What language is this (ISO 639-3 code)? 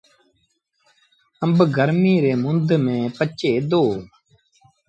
sbn